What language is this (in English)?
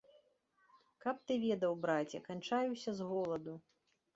Belarusian